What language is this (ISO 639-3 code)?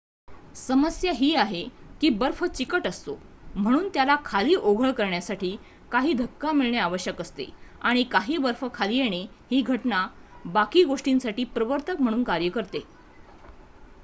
mar